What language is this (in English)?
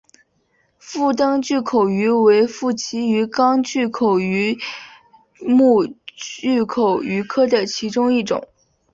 Chinese